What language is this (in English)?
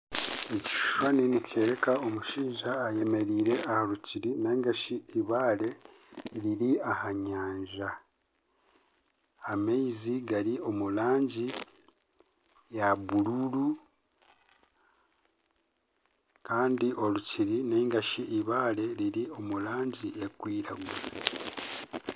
Nyankole